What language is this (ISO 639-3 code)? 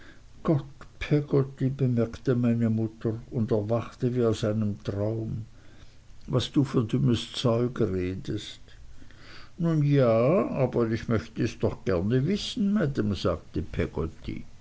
deu